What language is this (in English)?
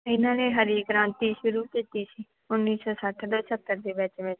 Punjabi